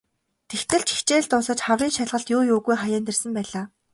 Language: Mongolian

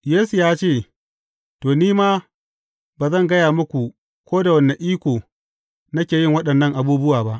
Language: Hausa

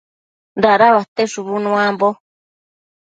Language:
Matsés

